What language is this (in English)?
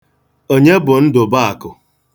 Igbo